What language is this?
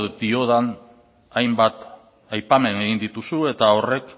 Basque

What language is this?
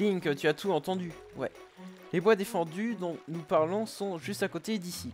French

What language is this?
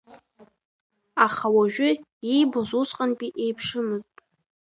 Abkhazian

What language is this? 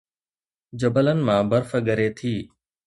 Sindhi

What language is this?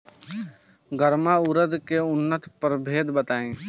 Bhojpuri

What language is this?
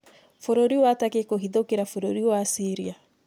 Kikuyu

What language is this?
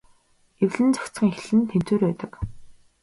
Mongolian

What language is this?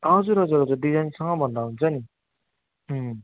Nepali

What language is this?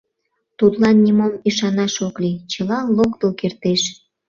Mari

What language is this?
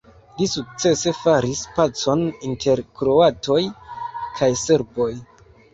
Esperanto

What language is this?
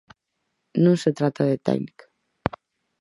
Galician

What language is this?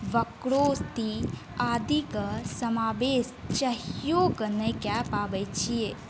Maithili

